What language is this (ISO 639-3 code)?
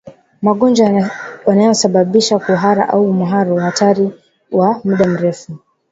swa